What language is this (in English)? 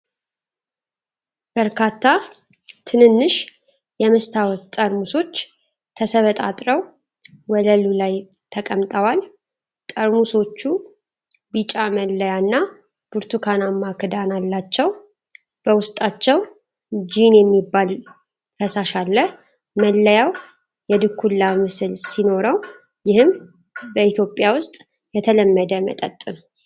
Amharic